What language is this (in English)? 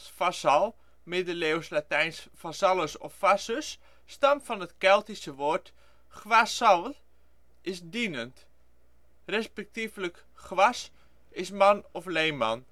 Dutch